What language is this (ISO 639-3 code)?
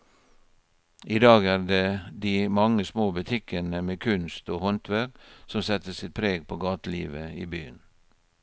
nor